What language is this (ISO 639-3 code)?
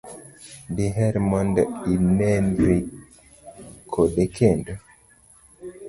luo